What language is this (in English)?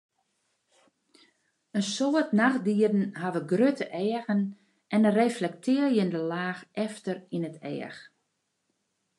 Western Frisian